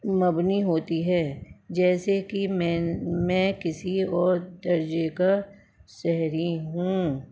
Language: Urdu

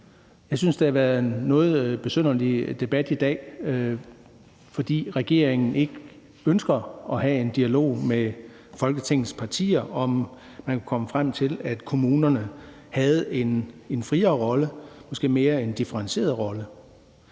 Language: Danish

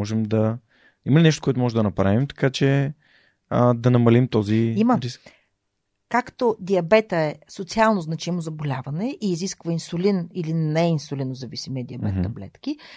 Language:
Bulgarian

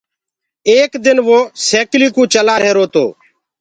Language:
Gurgula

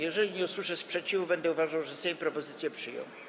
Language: Polish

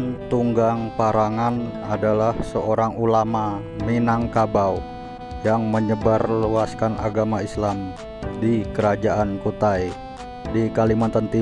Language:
Indonesian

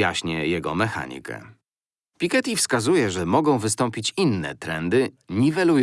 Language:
Polish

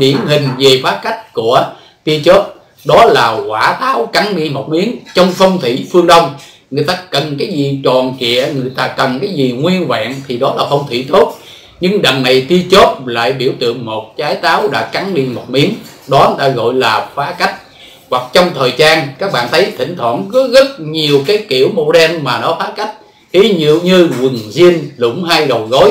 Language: Vietnamese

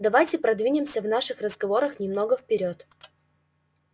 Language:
Russian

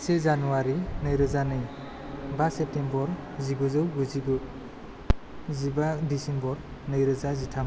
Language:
Bodo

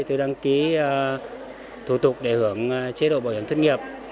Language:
Vietnamese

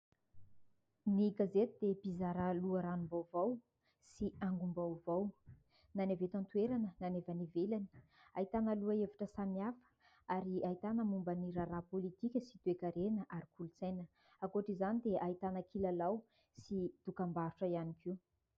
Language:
Malagasy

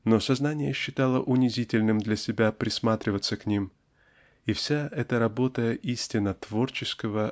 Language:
Russian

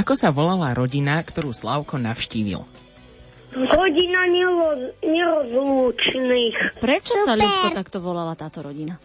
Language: Slovak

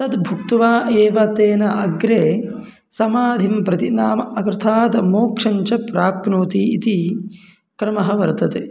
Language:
Sanskrit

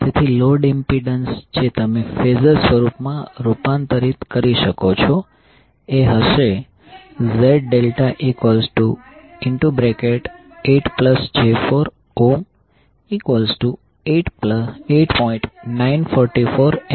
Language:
Gujarati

